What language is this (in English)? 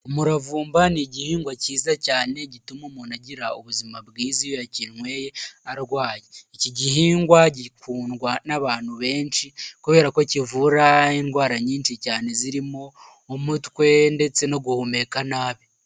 Kinyarwanda